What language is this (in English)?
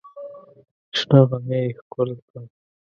Pashto